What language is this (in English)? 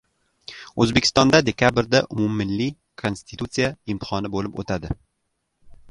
Uzbek